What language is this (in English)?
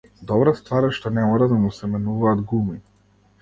Macedonian